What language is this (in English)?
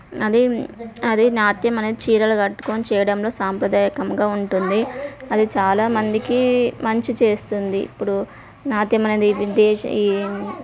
Telugu